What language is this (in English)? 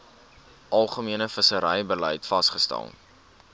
Afrikaans